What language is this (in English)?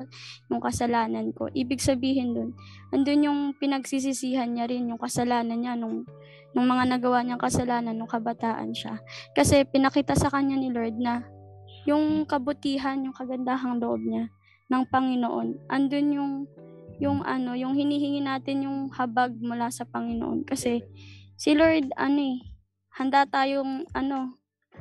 Filipino